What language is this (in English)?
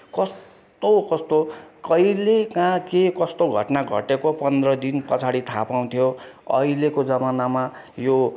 Nepali